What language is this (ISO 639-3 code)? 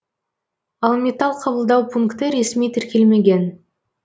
kaz